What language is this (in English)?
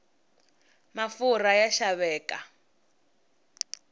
Tsonga